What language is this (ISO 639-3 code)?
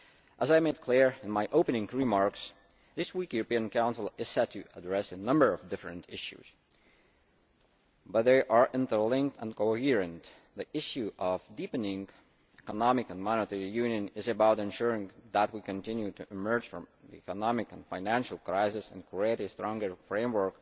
eng